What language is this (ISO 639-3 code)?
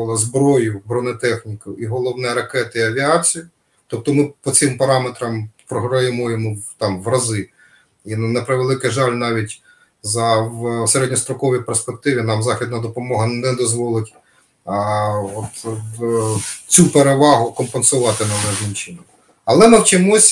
ukr